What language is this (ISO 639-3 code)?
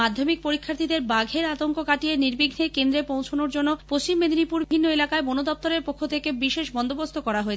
ben